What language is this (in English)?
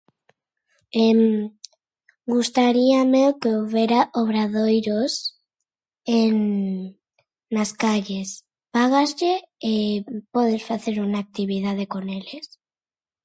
Galician